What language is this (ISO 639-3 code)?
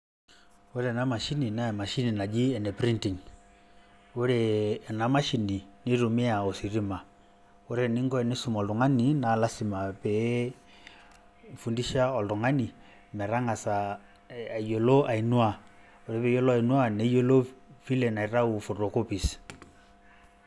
mas